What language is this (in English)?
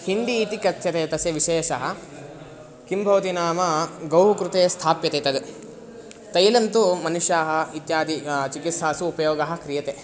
Sanskrit